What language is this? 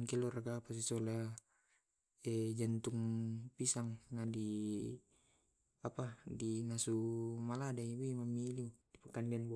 Tae'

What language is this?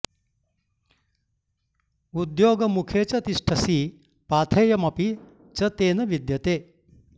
Sanskrit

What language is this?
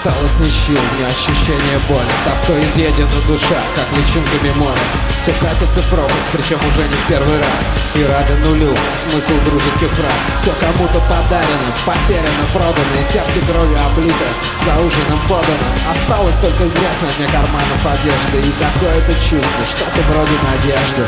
Russian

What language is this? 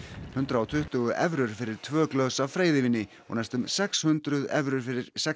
Icelandic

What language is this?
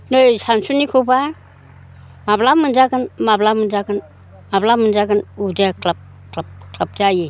Bodo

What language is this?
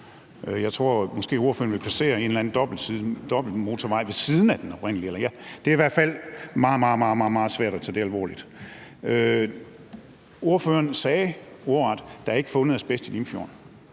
Danish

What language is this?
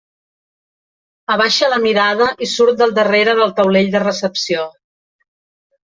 Catalan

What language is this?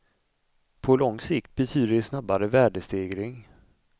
Swedish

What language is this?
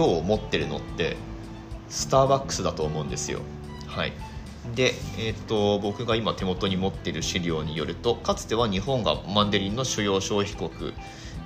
Japanese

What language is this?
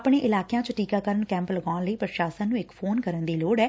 Punjabi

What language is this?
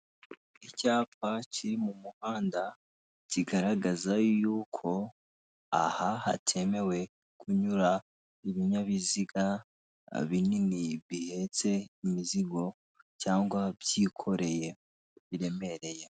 Kinyarwanda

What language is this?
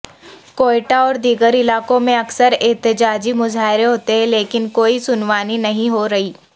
Urdu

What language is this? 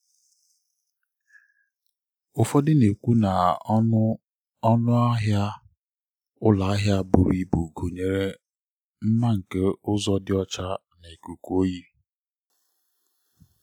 Igbo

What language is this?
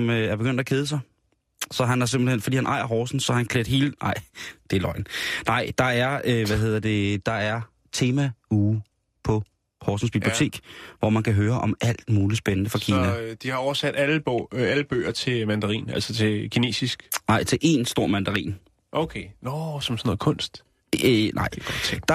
Danish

